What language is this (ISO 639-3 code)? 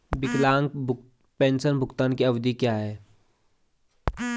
hin